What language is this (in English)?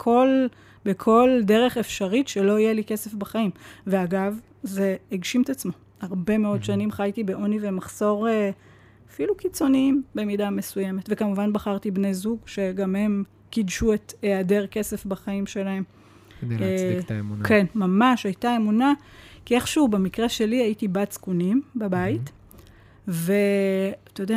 Hebrew